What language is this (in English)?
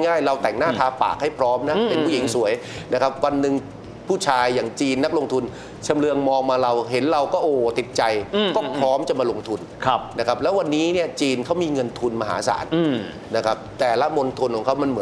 Thai